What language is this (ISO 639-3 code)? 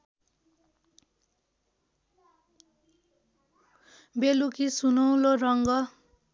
nep